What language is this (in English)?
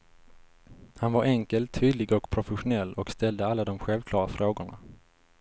Swedish